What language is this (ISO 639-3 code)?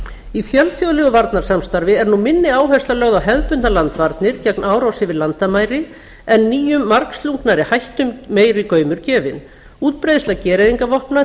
isl